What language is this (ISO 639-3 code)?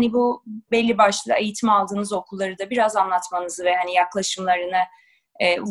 tur